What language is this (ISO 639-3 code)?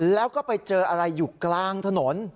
tha